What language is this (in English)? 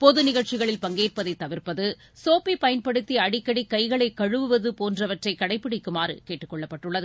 Tamil